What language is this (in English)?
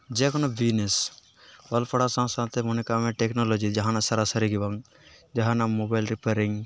Santali